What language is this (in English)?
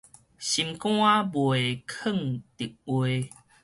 Min Nan Chinese